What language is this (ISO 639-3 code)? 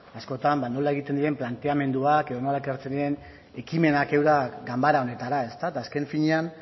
eus